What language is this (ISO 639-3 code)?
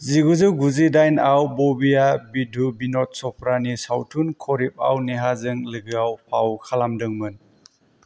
brx